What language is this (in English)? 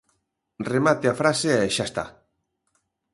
Galician